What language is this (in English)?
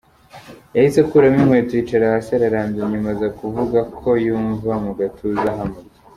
Kinyarwanda